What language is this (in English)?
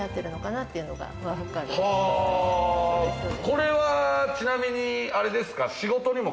Japanese